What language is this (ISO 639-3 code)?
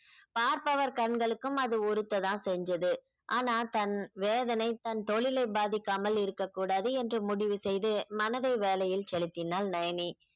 tam